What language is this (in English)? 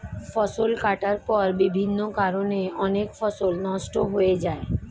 Bangla